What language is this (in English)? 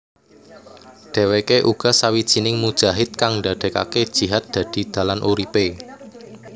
Javanese